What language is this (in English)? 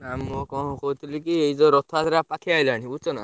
Odia